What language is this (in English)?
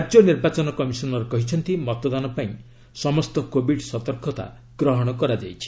Odia